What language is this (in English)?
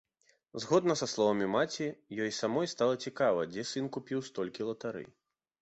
Belarusian